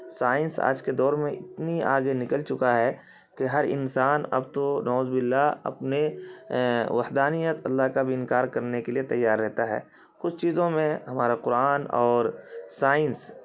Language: Urdu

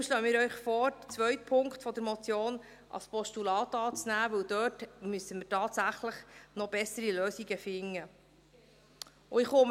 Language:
Swiss German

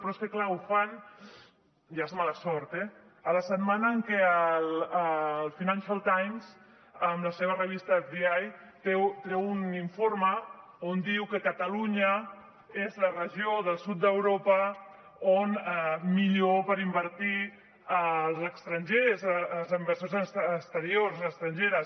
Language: Catalan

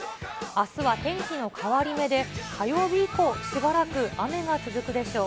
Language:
Japanese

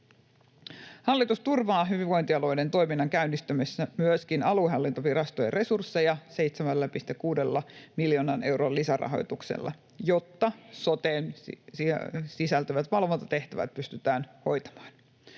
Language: Finnish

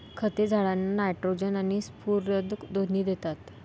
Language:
Marathi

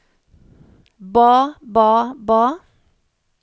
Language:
Norwegian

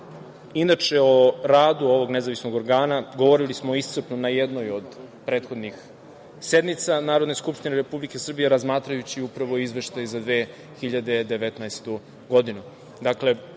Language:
Serbian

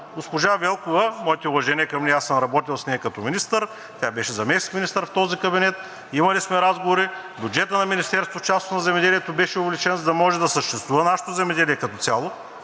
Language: Bulgarian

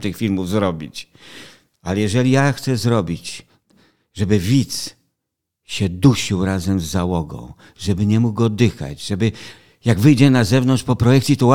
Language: Polish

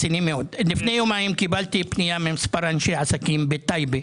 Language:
Hebrew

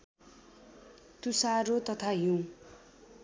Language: Nepali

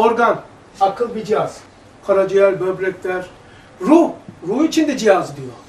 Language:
Turkish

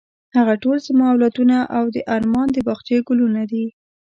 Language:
Pashto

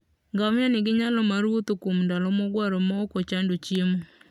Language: Luo (Kenya and Tanzania)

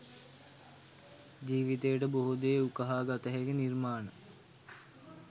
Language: Sinhala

